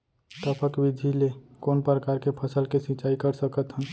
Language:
Chhattisgarhi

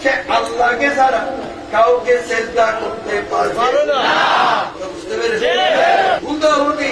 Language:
Bangla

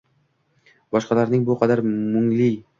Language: Uzbek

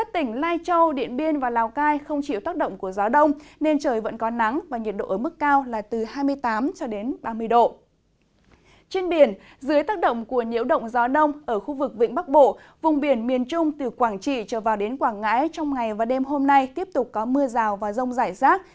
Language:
Vietnamese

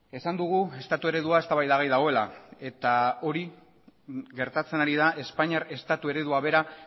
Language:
Basque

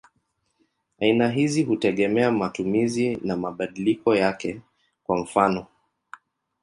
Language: Swahili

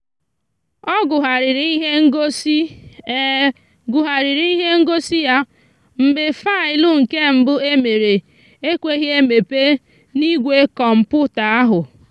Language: Igbo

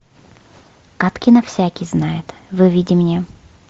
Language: Russian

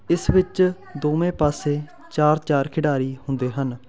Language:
Punjabi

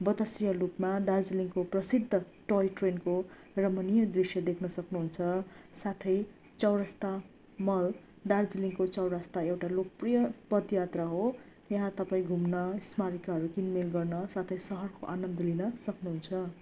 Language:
Nepali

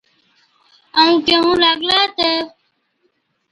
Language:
Od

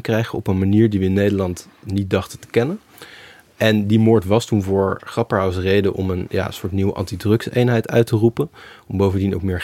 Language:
Dutch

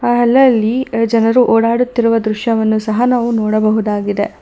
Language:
Kannada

